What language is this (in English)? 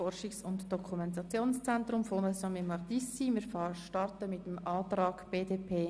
Swiss German